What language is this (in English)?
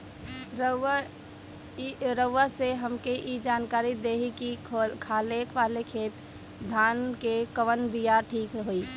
Bhojpuri